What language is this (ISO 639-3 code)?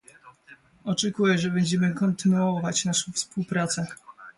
pol